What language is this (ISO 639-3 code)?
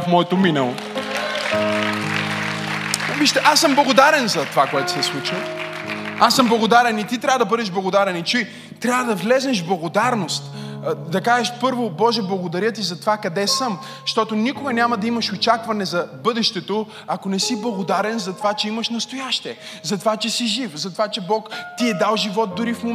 bul